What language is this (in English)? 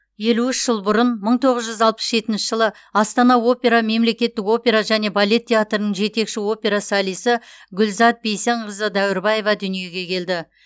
Kazakh